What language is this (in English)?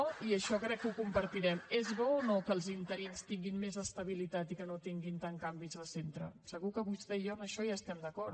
Catalan